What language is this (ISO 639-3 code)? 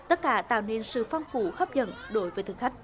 vie